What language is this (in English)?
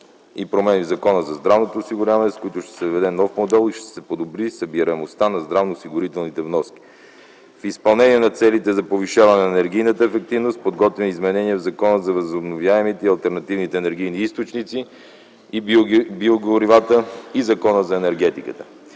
Bulgarian